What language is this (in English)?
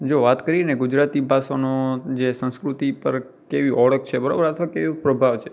Gujarati